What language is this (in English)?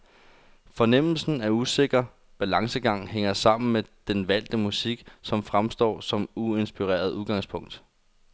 Danish